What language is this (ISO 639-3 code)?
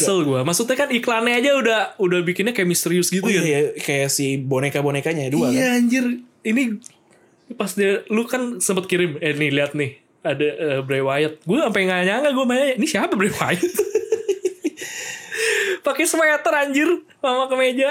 ind